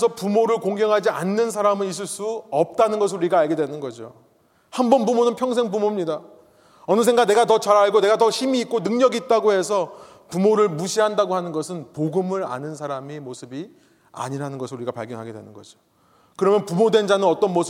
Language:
Korean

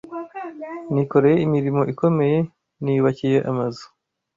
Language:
Kinyarwanda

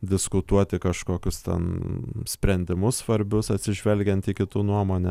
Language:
Lithuanian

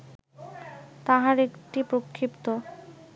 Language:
Bangla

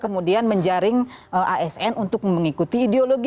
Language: Indonesian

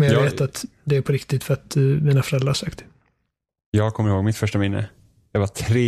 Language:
Swedish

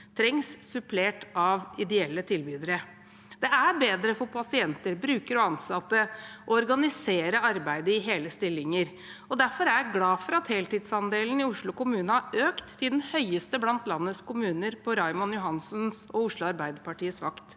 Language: Norwegian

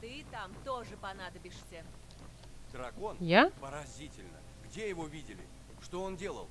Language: Russian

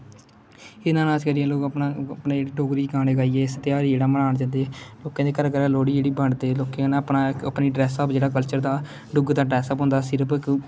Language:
Dogri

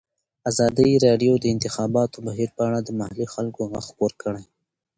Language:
Pashto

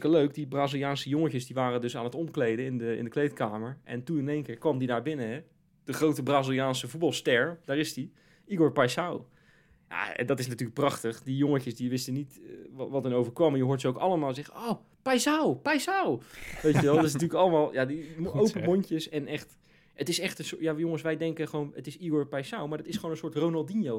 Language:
Dutch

